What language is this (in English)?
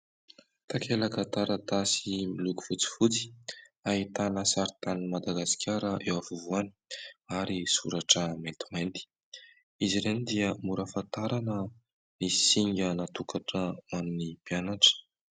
Malagasy